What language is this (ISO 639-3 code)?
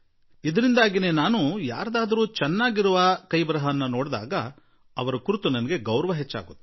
kan